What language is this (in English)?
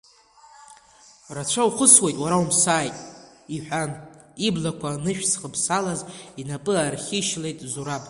Abkhazian